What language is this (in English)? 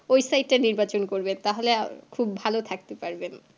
Bangla